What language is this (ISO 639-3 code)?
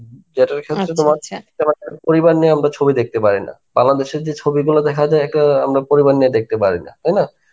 ben